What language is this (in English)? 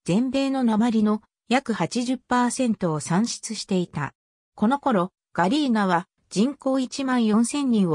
Japanese